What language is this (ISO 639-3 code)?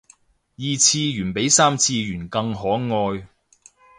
yue